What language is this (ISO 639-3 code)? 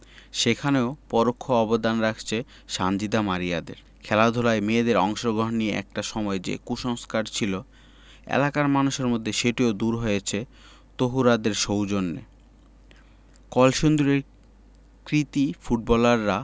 ben